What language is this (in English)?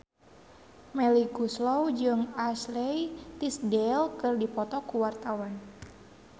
Sundanese